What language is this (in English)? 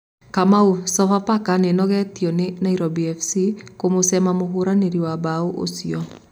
Kikuyu